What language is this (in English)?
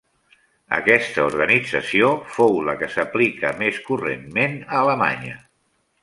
Catalan